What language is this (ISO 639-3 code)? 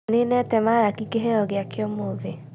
kik